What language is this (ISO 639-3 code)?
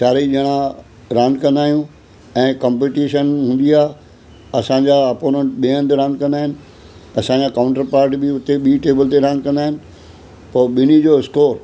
snd